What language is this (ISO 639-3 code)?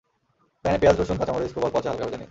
ben